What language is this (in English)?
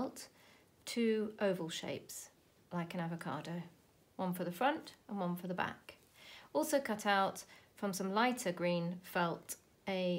English